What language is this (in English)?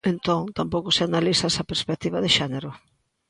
Galician